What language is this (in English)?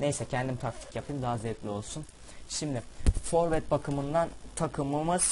Turkish